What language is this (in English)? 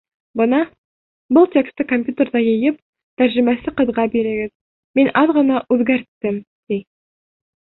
Bashkir